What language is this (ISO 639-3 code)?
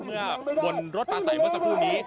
tha